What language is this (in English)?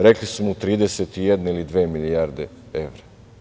Serbian